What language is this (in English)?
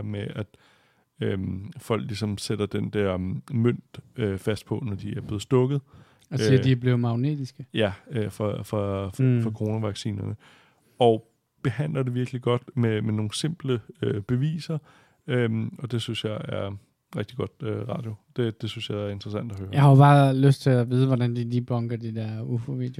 Danish